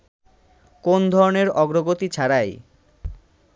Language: Bangla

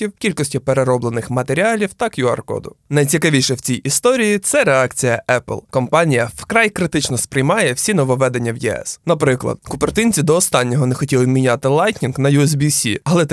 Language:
Ukrainian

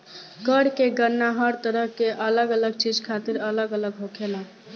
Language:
Bhojpuri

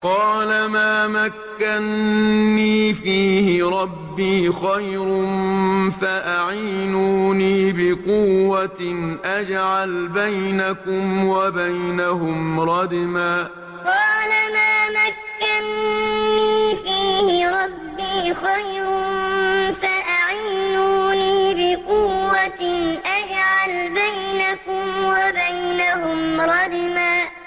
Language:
Arabic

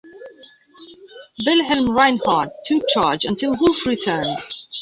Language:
English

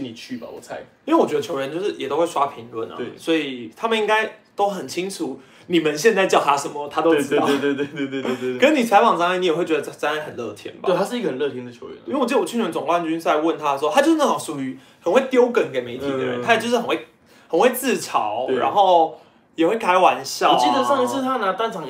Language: Chinese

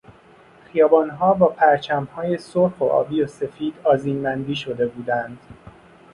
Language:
Persian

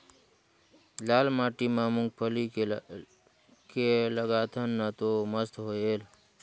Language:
Chhattisgarhi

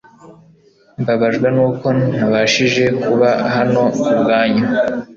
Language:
Kinyarwanda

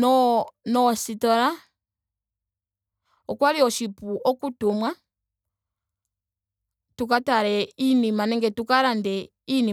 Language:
Ndonga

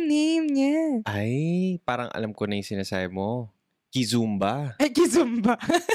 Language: Filipino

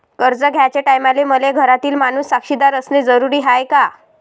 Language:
Marathi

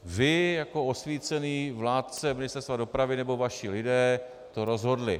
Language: Czech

